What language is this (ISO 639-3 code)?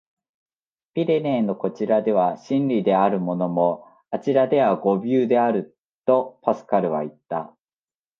jpn